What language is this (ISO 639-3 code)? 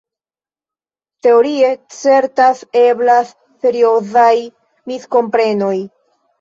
epo